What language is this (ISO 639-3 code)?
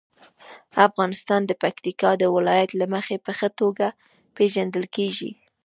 pus